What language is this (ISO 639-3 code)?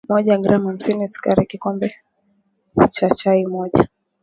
swa